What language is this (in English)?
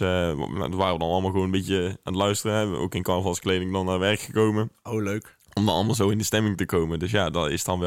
Dutch